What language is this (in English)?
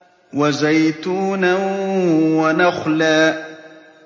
Arabic